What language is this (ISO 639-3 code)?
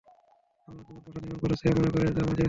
ben